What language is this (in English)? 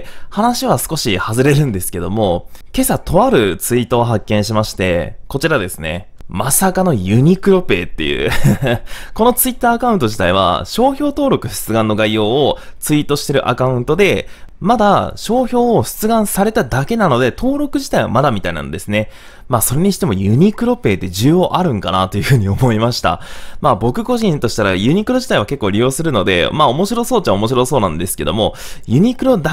Japanese